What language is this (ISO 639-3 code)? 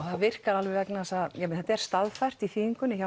isl